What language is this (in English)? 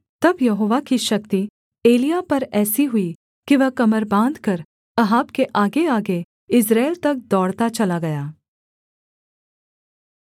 Hindi